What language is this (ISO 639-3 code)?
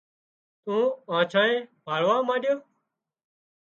kxp